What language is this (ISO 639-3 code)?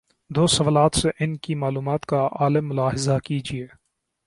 urd